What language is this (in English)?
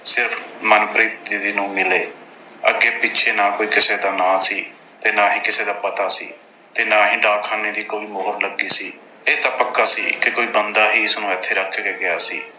Punjabi